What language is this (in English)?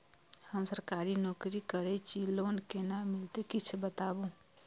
Maithili